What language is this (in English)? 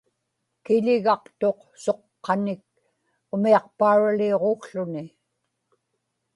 Inupiaq